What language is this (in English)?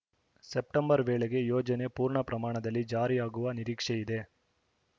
Kannada